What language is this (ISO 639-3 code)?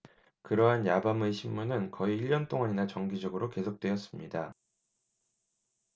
kor